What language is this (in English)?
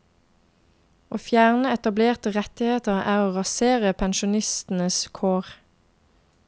Norwegian